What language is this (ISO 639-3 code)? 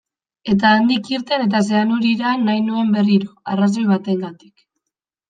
eus